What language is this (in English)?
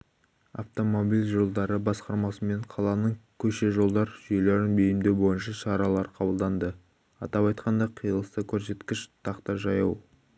Kazakh